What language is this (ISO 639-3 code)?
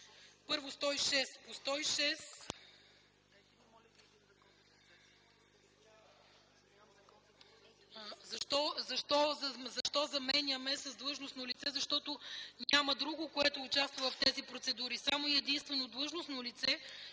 bul